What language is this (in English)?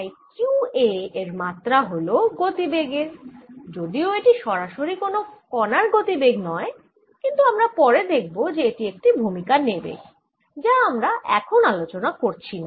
Bangla